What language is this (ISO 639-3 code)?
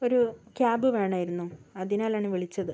mal